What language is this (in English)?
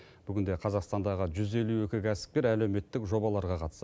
Kazakh